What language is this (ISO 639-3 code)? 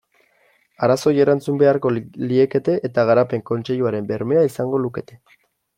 eus